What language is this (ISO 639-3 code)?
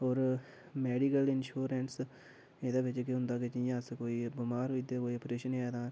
doi